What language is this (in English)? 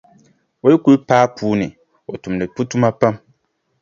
Dagbani